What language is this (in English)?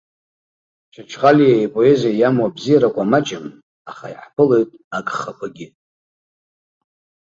Abkhazian